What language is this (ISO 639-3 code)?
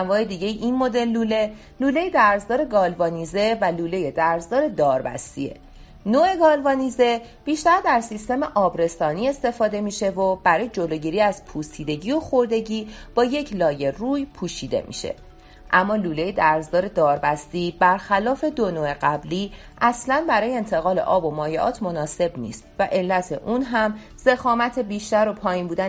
fas